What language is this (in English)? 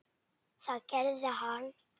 Icelandic